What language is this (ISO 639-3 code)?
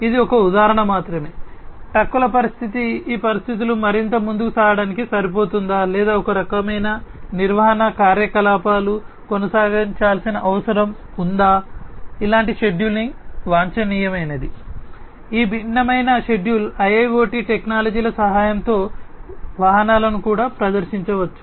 tel